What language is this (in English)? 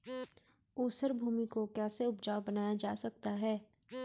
Hindi